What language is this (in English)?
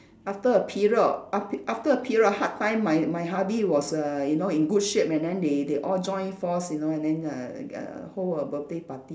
English